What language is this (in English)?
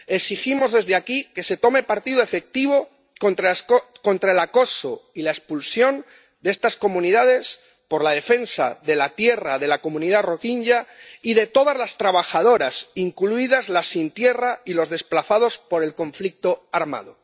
Spanish